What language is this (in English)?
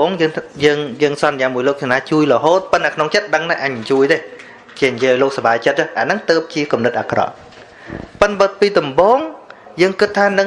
Vietnamese